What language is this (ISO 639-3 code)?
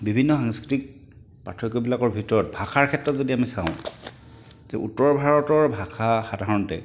asm